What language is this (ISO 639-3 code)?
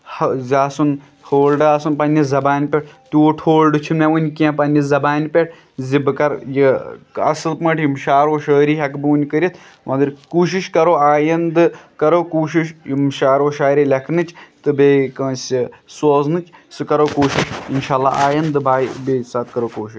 kas